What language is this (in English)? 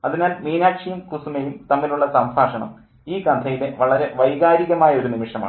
Malayalam